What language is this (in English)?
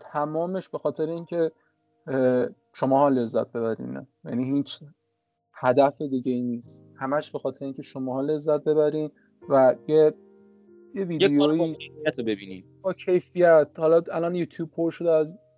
Persian